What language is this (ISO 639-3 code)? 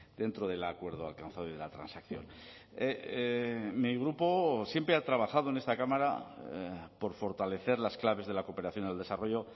spa